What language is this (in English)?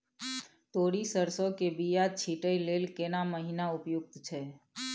Maithili